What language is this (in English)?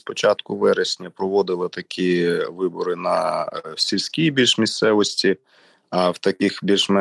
Ukrainian